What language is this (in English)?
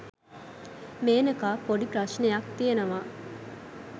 Sinhala